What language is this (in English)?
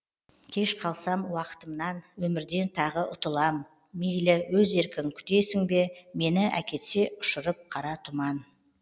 Kazakh